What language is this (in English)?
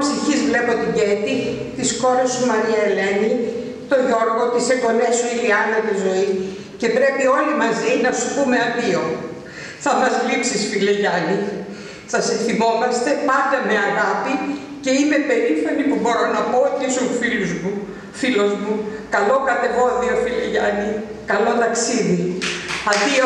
Greek